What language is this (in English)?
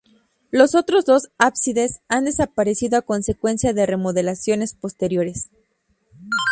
Spanish